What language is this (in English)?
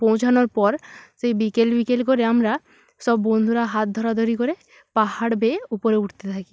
Bangla